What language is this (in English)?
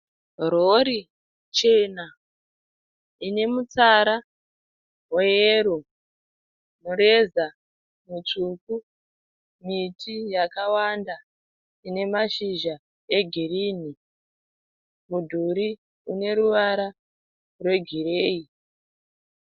Shona